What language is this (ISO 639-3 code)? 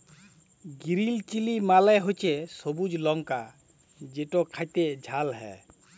ben